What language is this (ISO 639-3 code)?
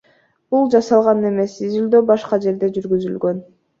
kir